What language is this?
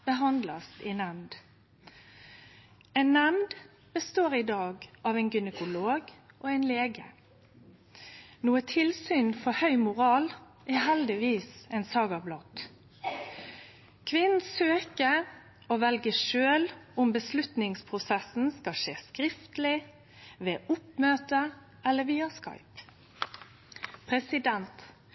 Norwegian Nynorsk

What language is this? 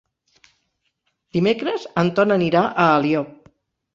Catalan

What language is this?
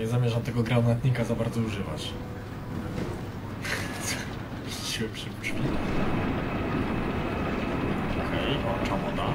Polish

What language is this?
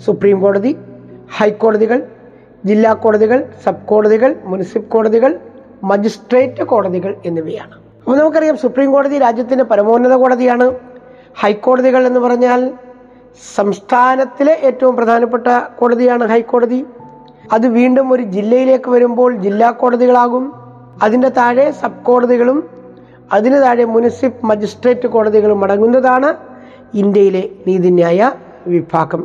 Malayalam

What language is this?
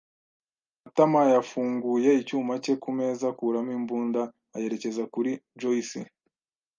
Kinyarwanda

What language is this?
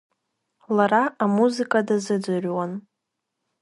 Abkhazian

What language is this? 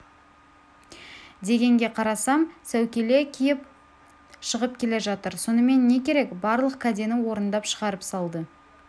Kazakh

